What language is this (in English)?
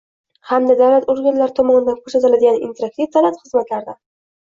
Uzbek